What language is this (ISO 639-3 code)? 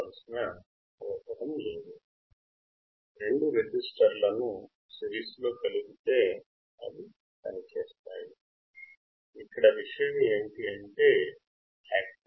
tel